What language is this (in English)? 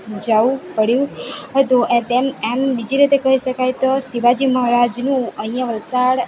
Gujarati